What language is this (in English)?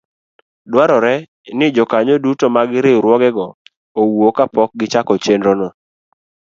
Luo (Kenya and Tanzania)